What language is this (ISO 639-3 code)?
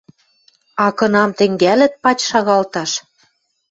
mrj